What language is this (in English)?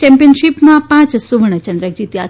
Gujarati